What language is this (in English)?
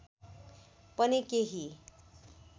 Nepali